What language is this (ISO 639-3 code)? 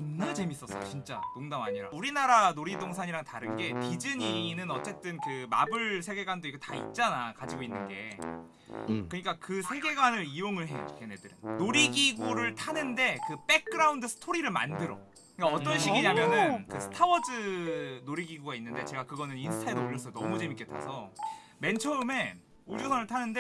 kor